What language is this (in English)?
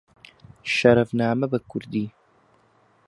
Central Kurdish